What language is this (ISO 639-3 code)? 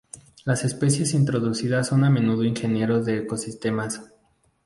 spa